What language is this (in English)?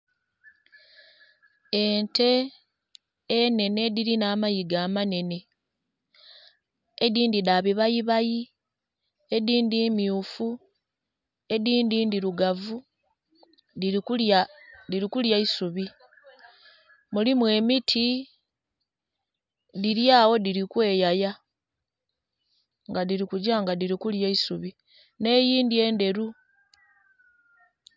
Soga